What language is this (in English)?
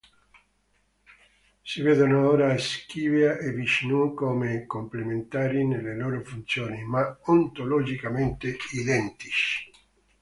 Italian